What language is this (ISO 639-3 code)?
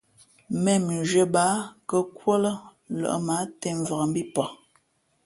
fmp